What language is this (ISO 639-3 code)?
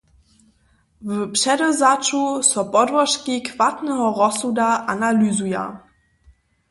hsb